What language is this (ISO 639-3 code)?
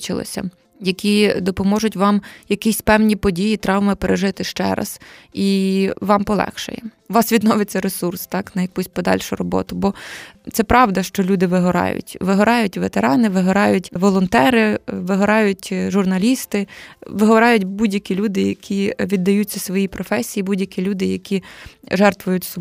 ukr